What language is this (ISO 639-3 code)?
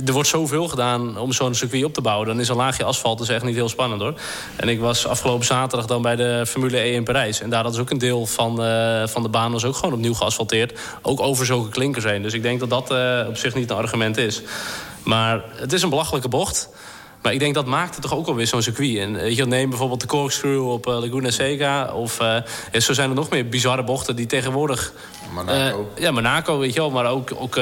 nld